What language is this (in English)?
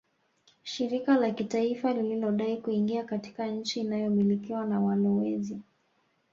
Swahili